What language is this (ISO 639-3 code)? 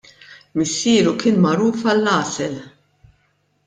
mlt